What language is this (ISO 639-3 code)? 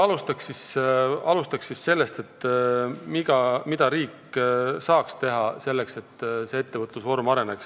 est